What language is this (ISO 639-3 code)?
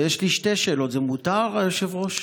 heb